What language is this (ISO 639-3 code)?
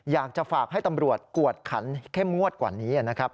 tha